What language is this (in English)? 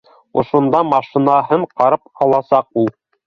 Bashkir